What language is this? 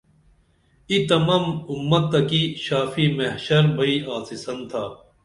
Dameli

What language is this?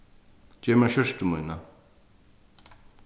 Faroese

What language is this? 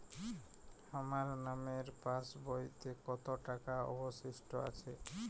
Bangla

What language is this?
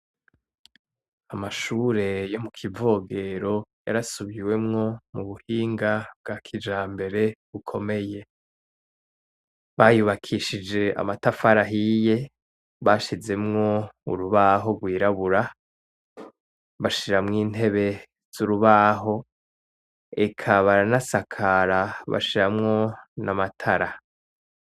Rundi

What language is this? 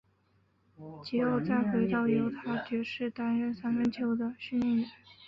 Chinese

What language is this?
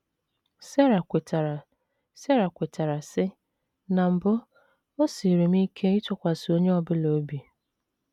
Igbo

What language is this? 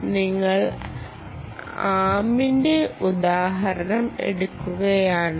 Malayalam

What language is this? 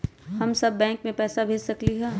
Magahi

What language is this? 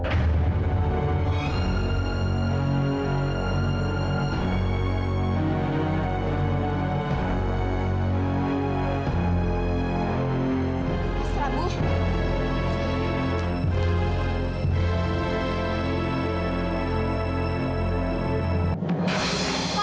Indonesian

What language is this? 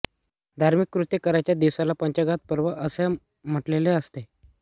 Marathi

